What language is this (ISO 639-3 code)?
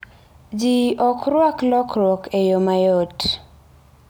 luo